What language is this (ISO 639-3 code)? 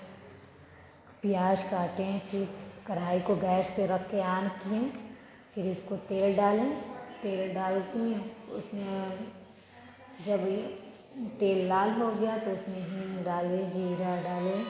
hin